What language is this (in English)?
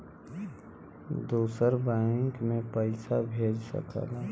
Bhojpuri